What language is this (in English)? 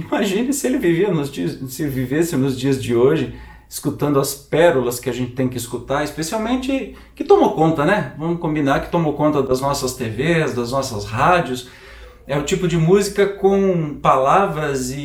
Portuguese